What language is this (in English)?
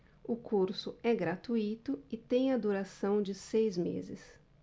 Portuguese